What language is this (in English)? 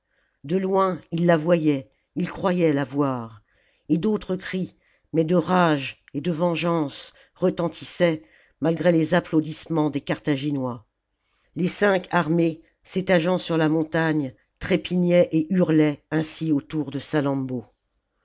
French